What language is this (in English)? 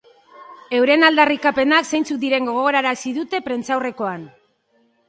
Basque